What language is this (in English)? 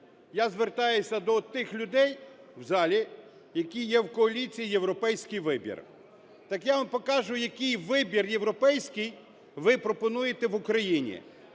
Ukrainian